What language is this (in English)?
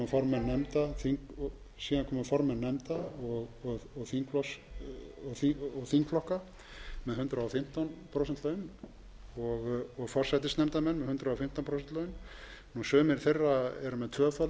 Icelandic